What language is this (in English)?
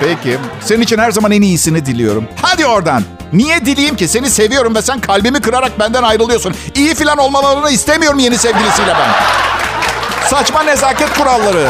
Turkish